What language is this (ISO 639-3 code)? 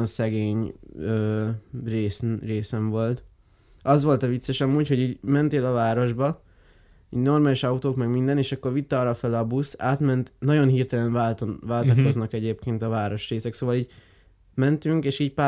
hun